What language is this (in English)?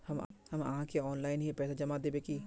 Magahi